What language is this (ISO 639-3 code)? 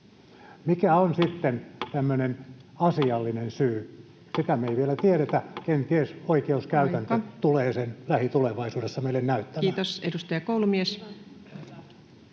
fin